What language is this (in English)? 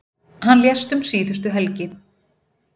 Icelandic